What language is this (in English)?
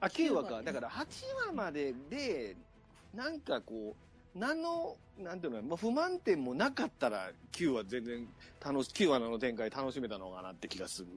Japanese